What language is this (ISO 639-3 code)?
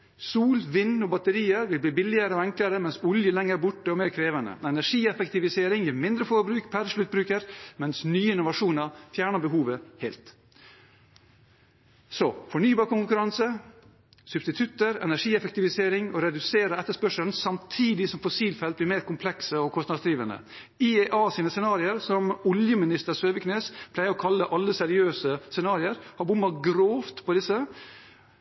nob